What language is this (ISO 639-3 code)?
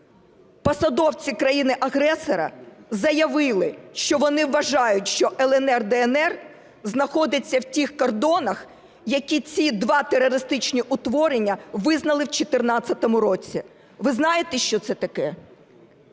ukr